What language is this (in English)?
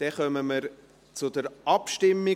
Swiss German